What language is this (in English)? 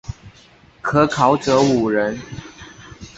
Chinese